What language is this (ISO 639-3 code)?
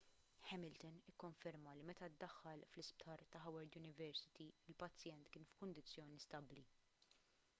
mlt